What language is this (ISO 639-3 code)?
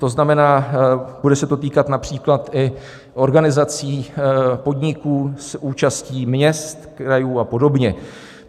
ces